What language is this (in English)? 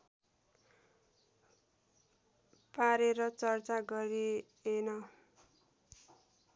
Nepali